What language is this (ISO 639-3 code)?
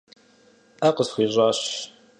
kbd